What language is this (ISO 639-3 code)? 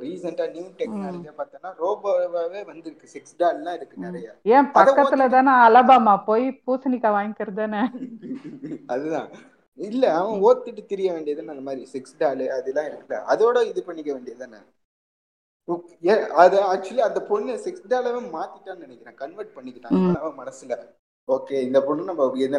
tam